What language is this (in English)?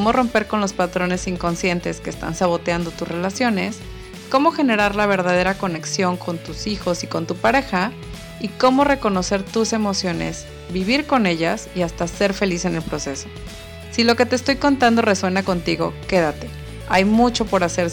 Spanish